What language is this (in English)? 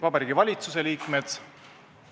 Estonian